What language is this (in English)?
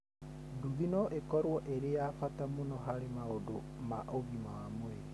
Kikuyu